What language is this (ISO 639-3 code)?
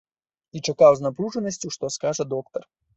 bel